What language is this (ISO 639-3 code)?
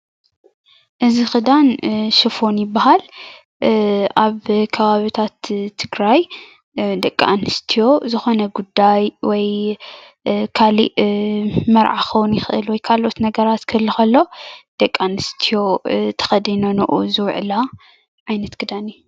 tir